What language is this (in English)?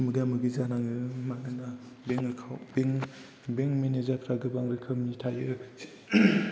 Bodo